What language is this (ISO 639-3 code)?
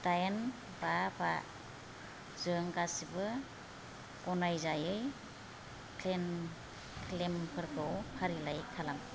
brx